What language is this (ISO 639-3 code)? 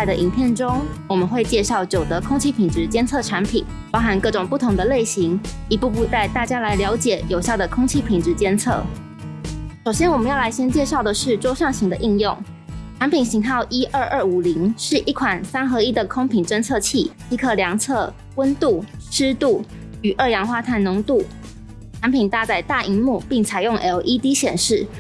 zho